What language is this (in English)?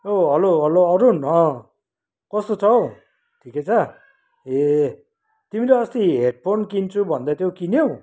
Nepali